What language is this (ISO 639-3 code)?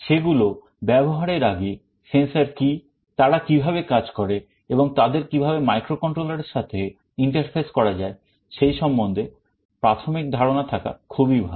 ben